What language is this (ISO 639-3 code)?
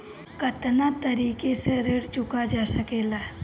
bho